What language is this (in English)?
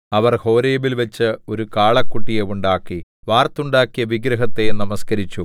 Malayalam